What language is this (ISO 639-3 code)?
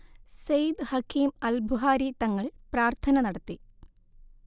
mal